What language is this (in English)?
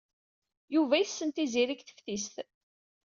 Kabyle